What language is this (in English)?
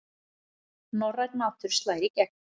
Icelandic